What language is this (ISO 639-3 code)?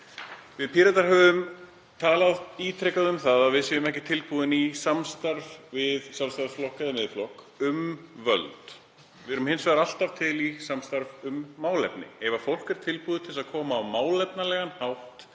isl